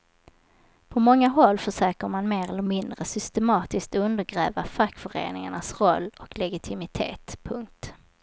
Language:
Swedish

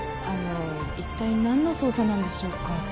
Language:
Japanese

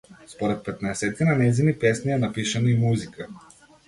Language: Macedonian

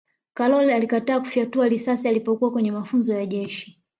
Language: Swahili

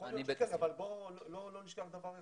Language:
Hebrew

